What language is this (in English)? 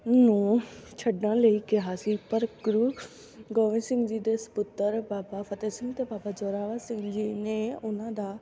Punjabi